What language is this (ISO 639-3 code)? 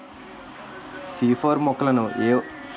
tel